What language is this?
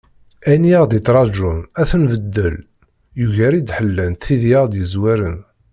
Kabyle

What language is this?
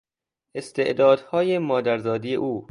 Persian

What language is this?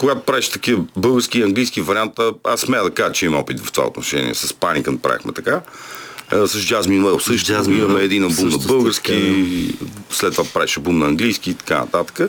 Bulgarian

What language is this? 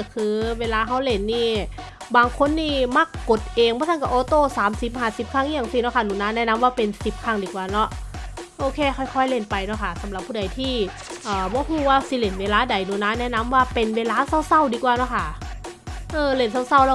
Thai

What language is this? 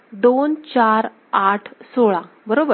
Marathi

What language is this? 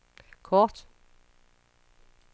Danish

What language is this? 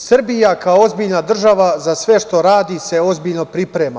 Serbian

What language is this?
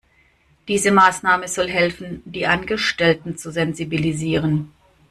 German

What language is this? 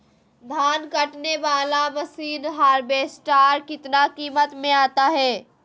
Magahi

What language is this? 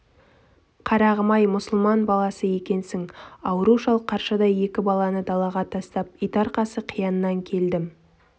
Kazakh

